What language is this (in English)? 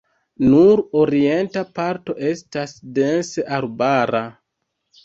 Esperanto